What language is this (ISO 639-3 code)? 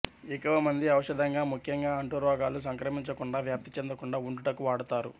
tel